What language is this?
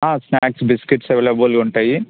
Telugu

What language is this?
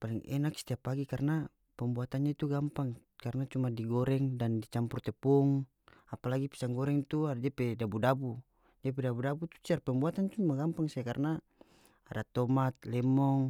North Moluccan Malay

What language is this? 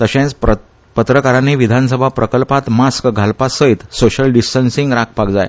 Konkani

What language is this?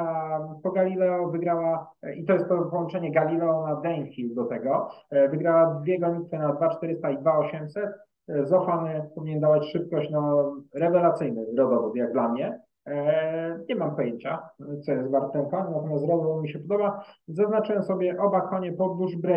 Polish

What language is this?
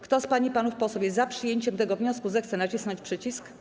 Polish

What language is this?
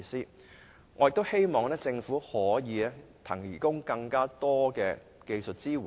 Cantonese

